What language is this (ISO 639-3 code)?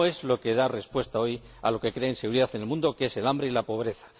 spa